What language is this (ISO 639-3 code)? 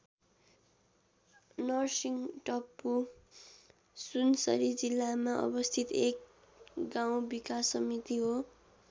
nep